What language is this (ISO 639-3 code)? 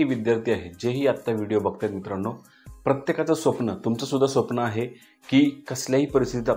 mar